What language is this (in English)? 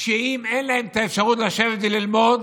Hebrew